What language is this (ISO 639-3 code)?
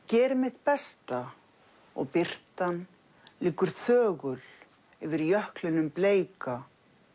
isl